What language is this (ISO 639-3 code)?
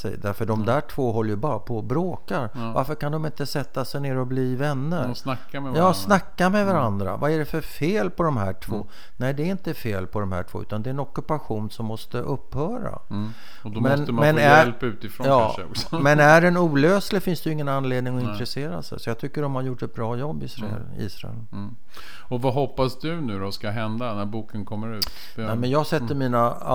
swe